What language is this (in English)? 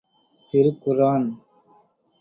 Tamil